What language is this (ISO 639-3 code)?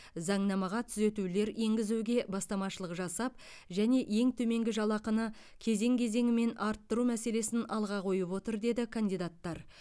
kaz